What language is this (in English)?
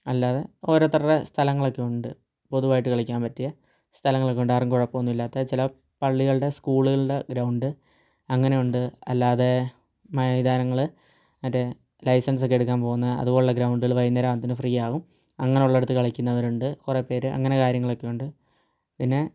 Malayalam